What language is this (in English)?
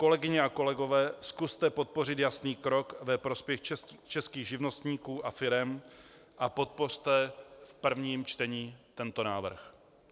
Czech